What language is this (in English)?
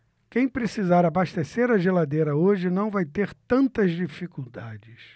Portuguese